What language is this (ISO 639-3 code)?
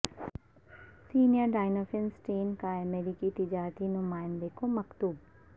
urd